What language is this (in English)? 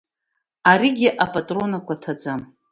Abkhazian